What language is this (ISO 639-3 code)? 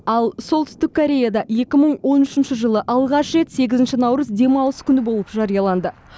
kaz